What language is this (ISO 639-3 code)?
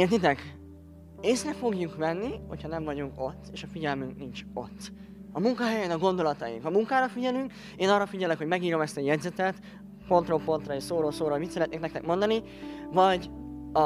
hun